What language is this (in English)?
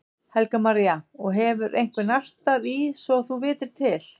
Icelandic